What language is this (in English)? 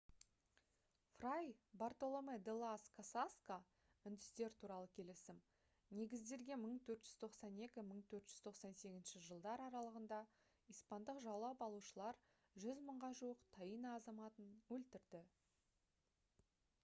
Kazakh